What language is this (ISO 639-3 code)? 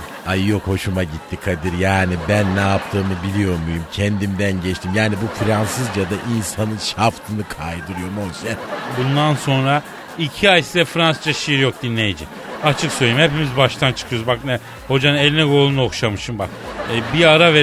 tur